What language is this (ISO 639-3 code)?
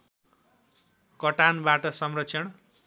nep